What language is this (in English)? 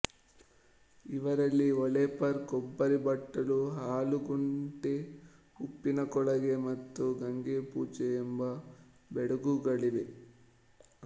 Kannada